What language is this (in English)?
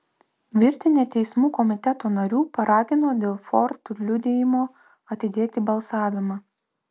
Lithuanian